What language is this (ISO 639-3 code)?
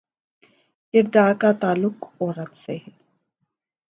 urd